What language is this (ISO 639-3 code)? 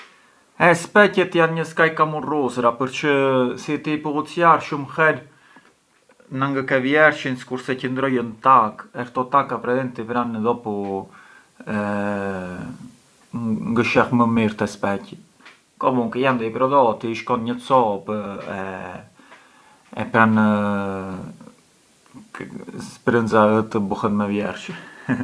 aae